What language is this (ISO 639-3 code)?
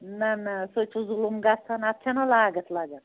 kas